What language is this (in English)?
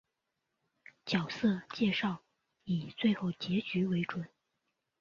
Chinese